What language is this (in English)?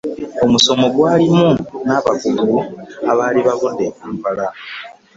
Ganda